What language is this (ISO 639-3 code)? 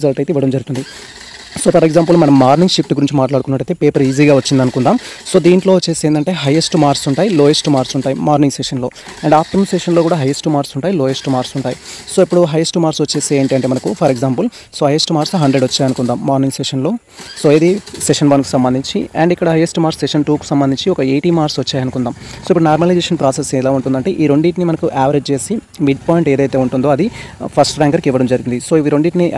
tel